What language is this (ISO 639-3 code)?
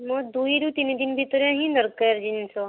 ori